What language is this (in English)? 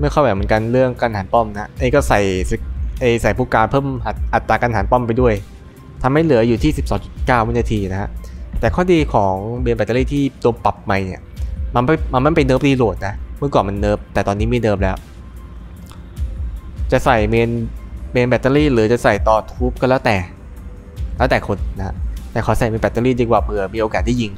Thai